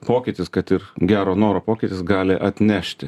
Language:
Lithuanian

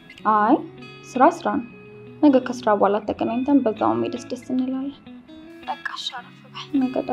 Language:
Arabic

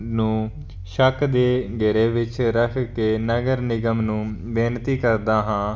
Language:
Punjabi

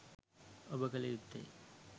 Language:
Sinhala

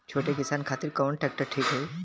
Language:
Bhojpuri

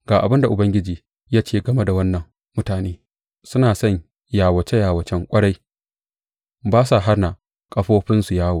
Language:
Hausa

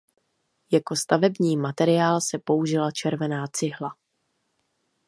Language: Czech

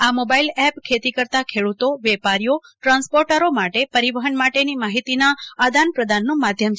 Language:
Gujarati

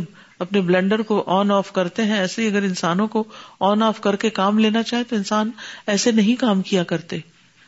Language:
Urdu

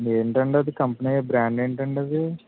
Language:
Telugu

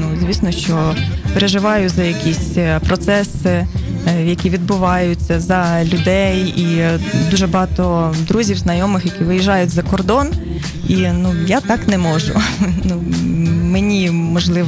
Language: Ukrainian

